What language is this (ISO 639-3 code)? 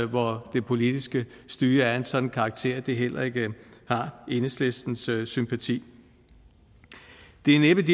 dan